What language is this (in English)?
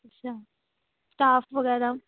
Punjabi